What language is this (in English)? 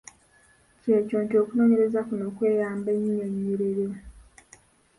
Ganda